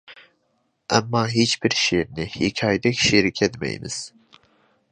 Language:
Uyghur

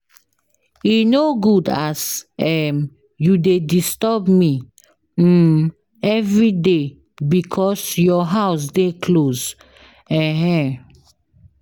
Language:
Nigerian Pidgin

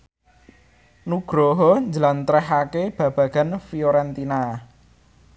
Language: Javanese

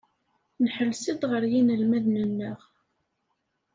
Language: Kabyle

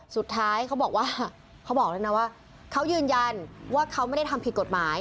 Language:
Thai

